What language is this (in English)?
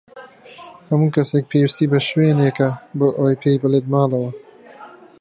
Central Kurdish